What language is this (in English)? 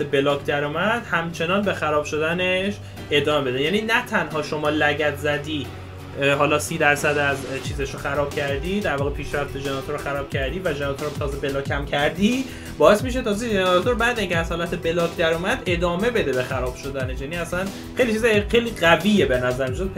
Persian